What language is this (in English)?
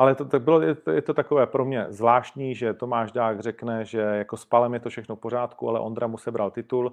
Czech